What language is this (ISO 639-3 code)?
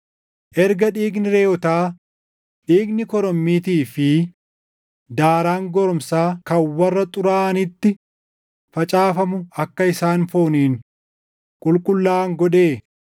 orm